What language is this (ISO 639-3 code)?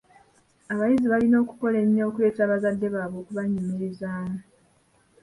lug